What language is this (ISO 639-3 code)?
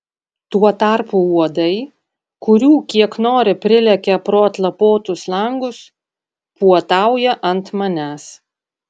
lit